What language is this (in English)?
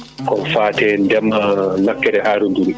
Fula